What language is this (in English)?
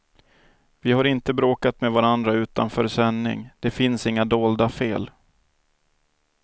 Swedish